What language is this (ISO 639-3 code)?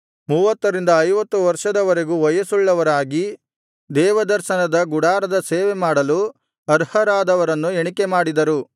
kan